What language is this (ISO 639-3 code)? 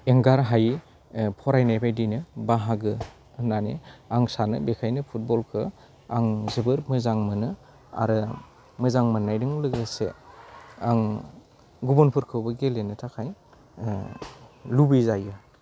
brx